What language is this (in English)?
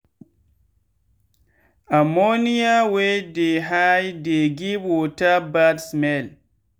Nigerian Pidgin